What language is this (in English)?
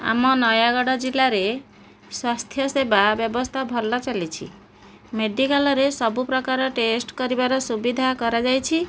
Odia